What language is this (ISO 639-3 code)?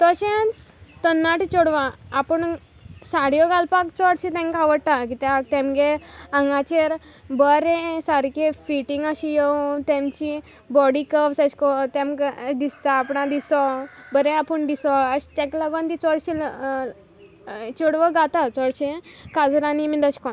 kok